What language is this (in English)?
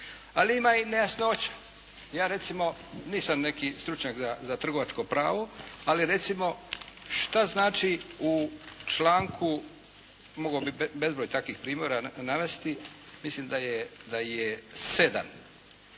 Croatian